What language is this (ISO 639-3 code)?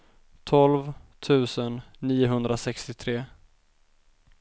swe